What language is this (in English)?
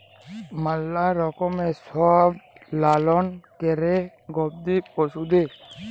Bangla